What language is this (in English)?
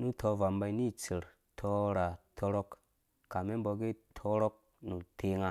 Dũya